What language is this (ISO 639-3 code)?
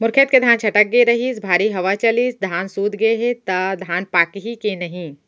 hne